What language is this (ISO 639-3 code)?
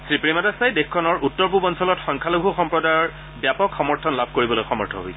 asm